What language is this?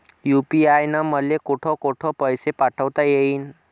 Marathi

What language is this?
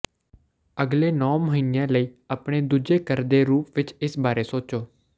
Punjabi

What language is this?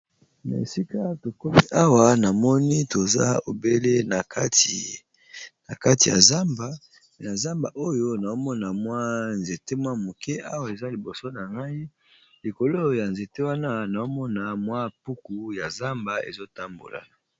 Lingala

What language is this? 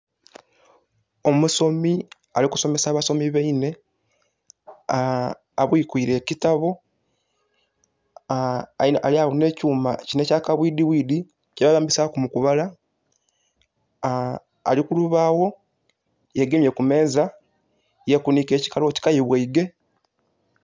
Soga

